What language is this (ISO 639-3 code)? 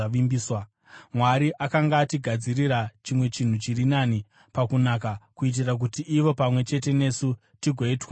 sna